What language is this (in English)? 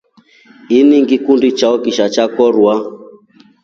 Rombo